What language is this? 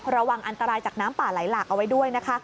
Thai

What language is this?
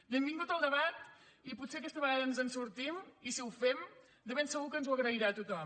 Catalan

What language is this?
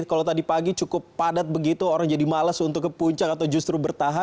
Indonesian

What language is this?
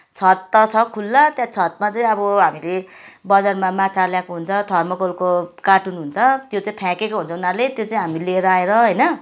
Nepali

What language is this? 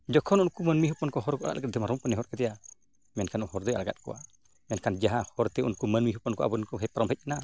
Santali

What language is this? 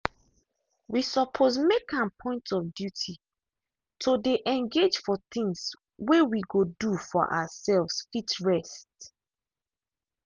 Nigerian Pidgin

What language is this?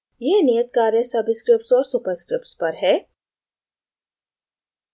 Hindi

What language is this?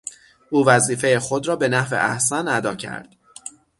Persian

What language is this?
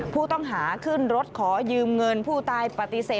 Thai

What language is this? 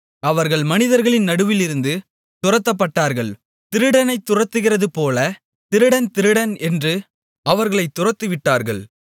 Tamil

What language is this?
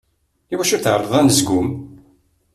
Kabyle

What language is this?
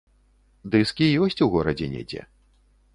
Belarusian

